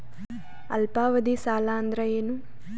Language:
Kannada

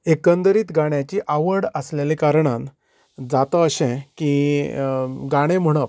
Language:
Konkani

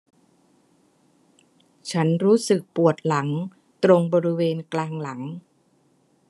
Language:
Thai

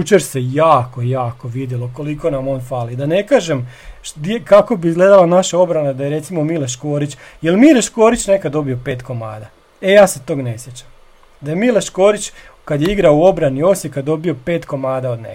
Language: Croatian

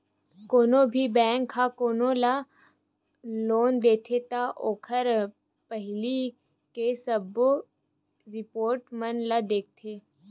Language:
Chhattisgarhi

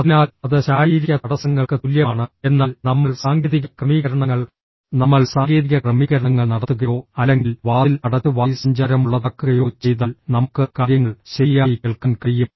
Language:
Malayalam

